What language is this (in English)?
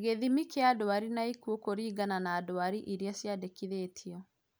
Kikuyu